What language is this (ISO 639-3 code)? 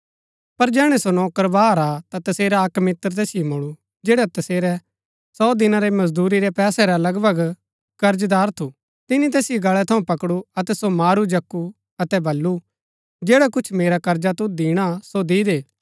gbk